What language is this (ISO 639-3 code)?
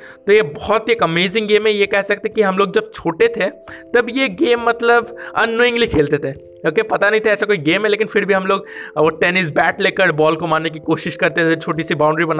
hin